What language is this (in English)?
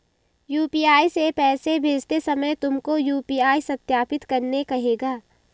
Hindi